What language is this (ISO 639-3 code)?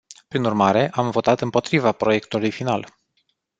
ron